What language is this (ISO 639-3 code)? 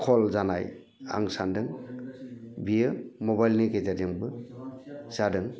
brx